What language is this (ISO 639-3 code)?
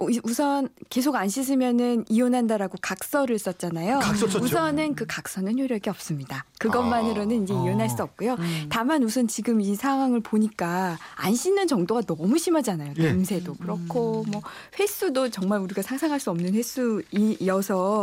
kor